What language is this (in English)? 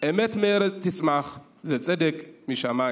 Hebrew